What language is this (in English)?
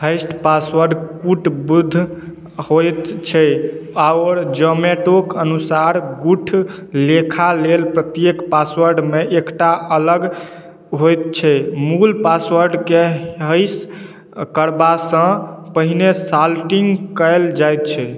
Maithili